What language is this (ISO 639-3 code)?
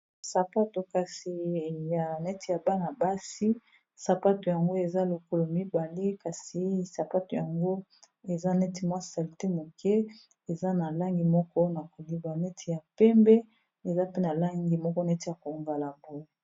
lin